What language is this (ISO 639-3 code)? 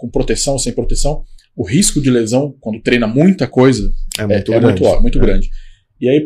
por